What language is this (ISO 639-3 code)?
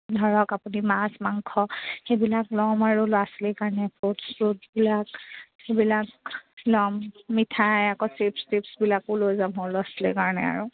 asm